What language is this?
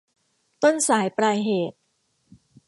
Thai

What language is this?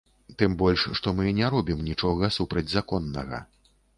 Belarusian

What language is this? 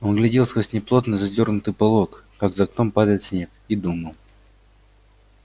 Russian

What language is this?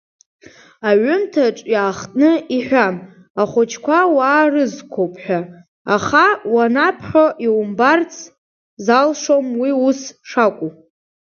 Abkhazian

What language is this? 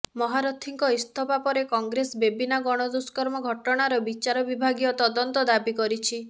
Odia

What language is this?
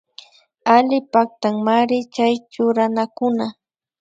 Imbabura Highland Quichua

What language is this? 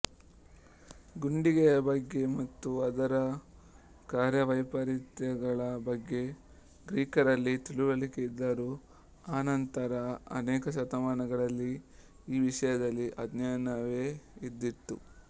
Kannada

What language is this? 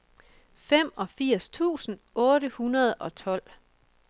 Danish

